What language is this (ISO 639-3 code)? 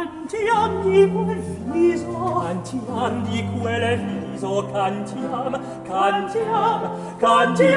ces